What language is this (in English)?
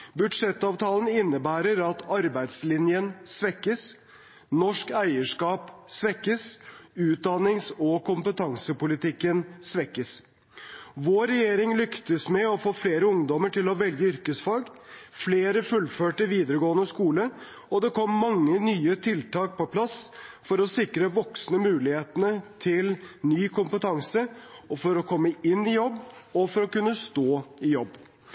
Norwegian Bokmål